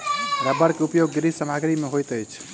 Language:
Maithili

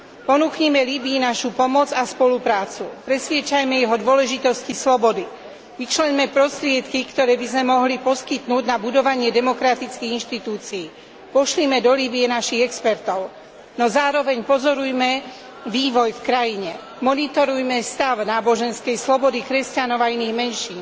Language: Slovak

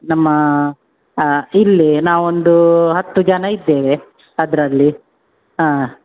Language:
Kannada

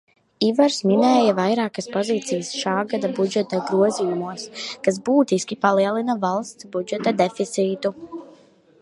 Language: Latvian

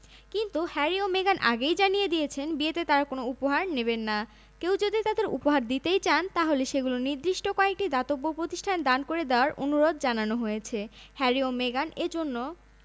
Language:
Bangla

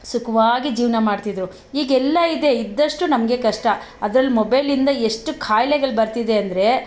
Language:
Kannada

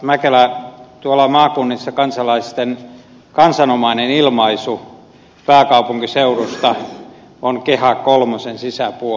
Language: Finnish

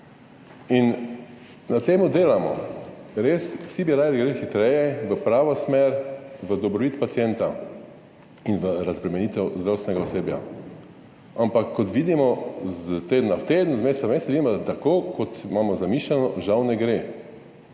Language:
Slovenian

